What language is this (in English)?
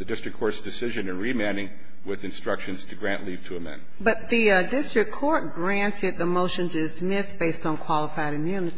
English